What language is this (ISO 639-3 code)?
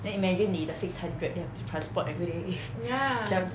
eng